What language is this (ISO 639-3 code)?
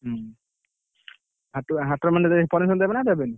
ori